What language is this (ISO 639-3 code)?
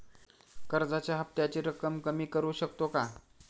mar